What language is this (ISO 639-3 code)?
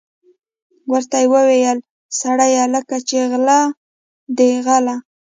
pus